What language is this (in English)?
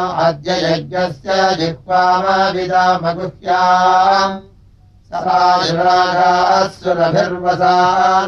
Russian